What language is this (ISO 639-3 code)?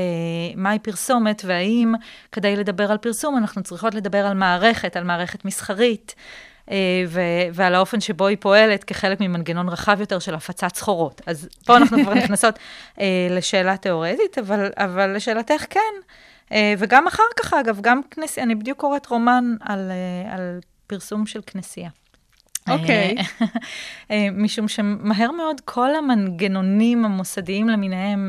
heb